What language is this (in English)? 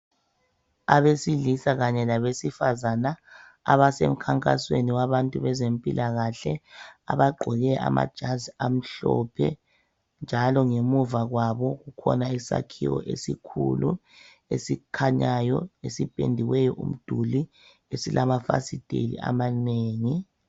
North Ndebele